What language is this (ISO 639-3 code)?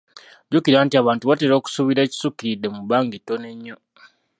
lug